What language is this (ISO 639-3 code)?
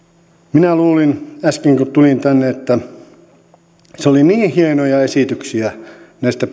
fin